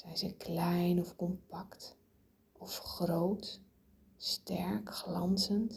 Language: Dutch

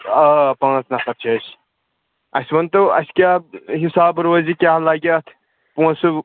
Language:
Kashmiri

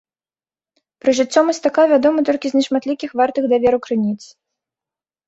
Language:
Belarusian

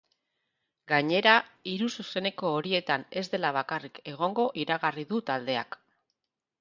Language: Basque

